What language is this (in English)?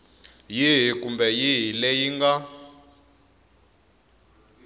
Tsonga